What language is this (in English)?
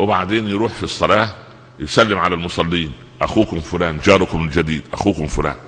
Arabic